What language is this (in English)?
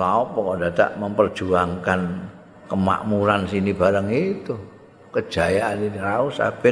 Indonesian